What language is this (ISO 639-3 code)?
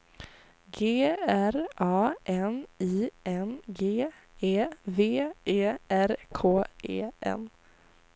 swe